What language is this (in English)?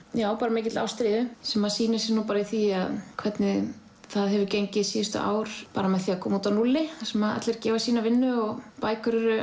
Icelandic